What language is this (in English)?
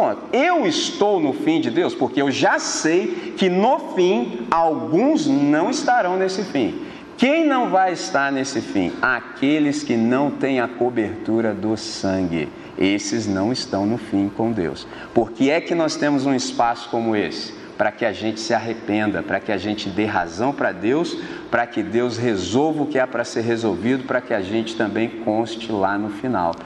Portuguese